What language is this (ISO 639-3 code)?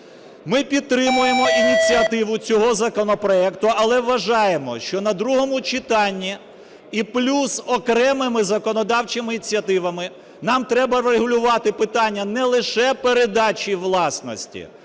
ukr